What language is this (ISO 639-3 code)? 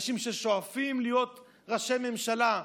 heb